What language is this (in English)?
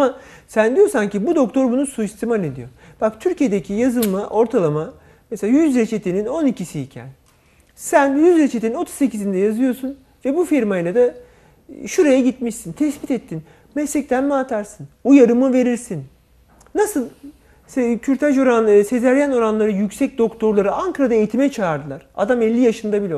Turkish